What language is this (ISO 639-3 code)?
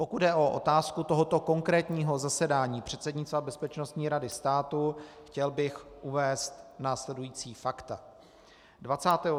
ces